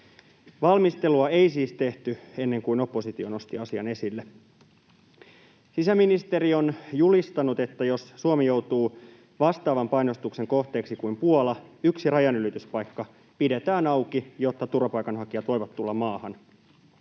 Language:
Finnish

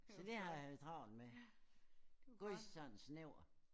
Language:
Danish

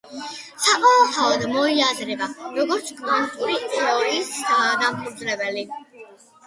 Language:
Georgian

